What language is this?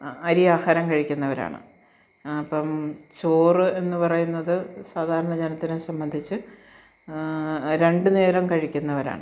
Malayalam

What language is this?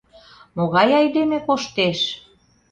Mari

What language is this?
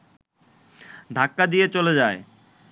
Bangla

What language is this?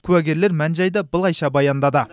Kazakh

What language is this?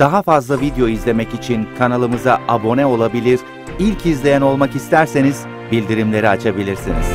Turkish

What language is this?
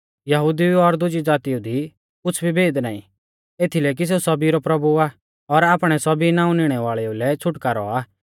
Mahasu Pahari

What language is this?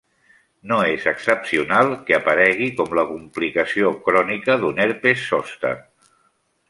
Catalan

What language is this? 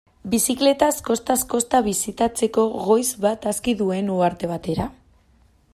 Basque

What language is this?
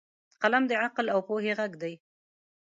Pashto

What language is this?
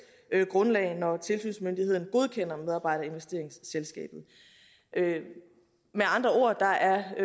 Danish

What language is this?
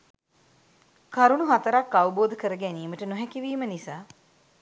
Sinhala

